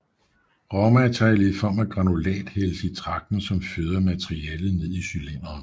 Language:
Danish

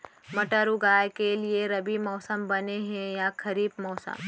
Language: Chhattisgarhi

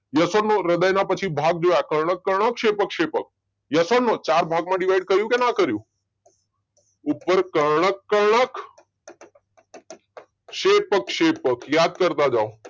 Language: Gujarati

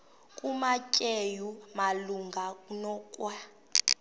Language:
Xhosa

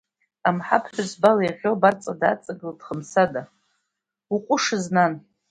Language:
Abkhazian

